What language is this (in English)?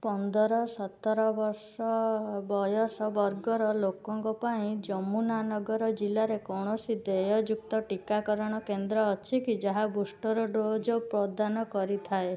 Odia